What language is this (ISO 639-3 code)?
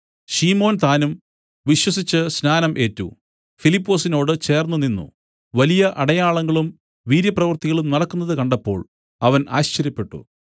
mal